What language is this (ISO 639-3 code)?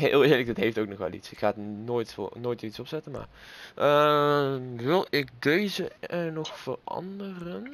nld